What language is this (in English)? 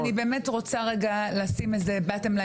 Hebrew